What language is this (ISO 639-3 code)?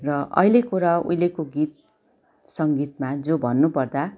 nep